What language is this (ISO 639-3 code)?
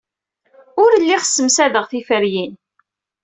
kab